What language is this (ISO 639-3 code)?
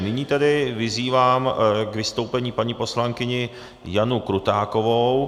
ces